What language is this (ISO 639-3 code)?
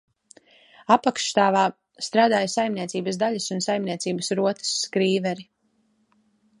lav